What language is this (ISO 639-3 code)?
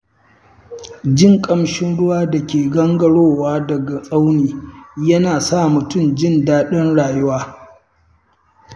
hau